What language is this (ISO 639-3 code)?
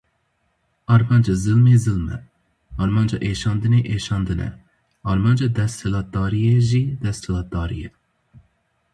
kur